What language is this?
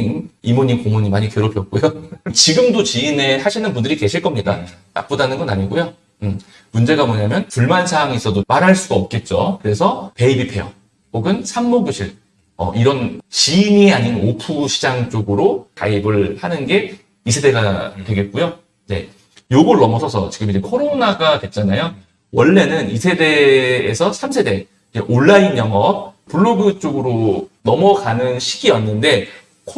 Korean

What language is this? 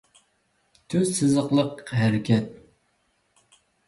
Uyghur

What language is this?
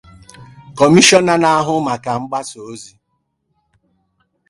Igbo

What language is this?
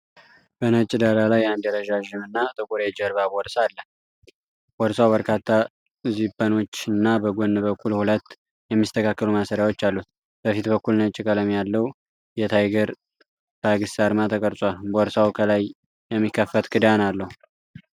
Amharic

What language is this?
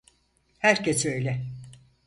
Turkish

